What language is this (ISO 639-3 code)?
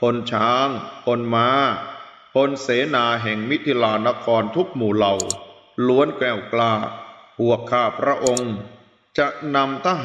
tha